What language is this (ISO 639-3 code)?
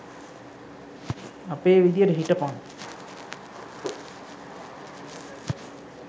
sin